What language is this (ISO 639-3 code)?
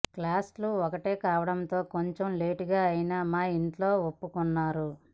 tel